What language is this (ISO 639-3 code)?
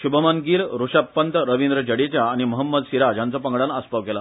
kok